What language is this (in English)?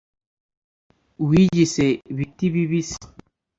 Kinyarwanda